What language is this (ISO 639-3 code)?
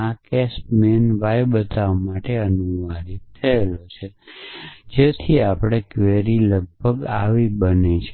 guj